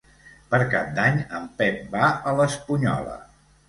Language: Catalan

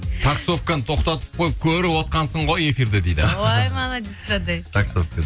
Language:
Kazakh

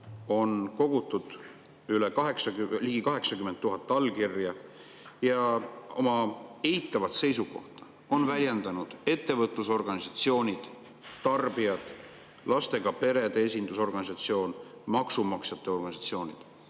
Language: Estonian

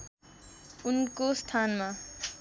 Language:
Nepali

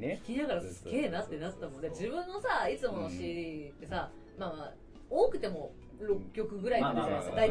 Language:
Japanese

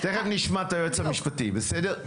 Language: Hebrew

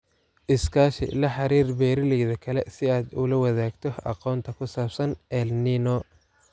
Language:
Somali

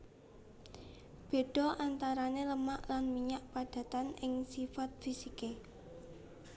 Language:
Javanese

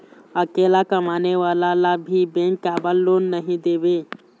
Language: Chhattisgarhi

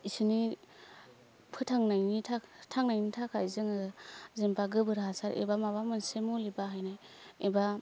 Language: Bodo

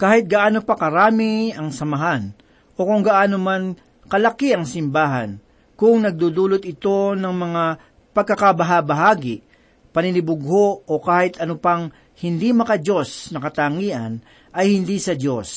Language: Filipino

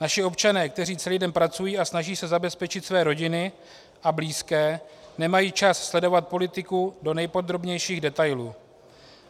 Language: Czech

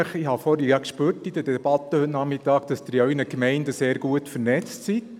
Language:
Swiss German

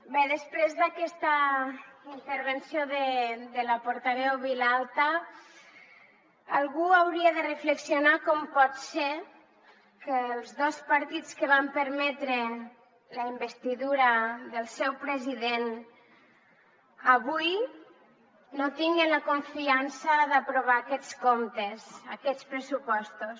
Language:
Catalan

